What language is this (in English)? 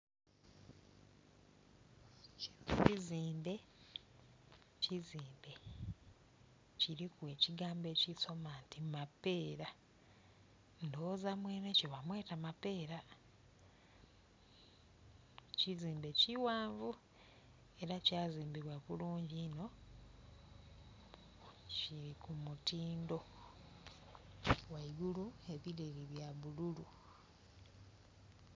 Soga